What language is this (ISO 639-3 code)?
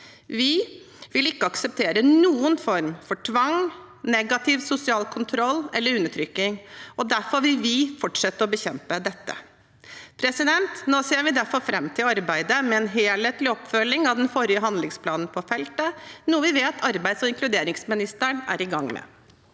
nor